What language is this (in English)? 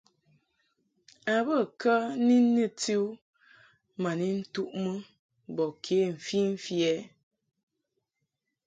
Mungaka